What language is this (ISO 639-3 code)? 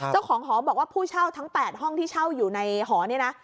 tha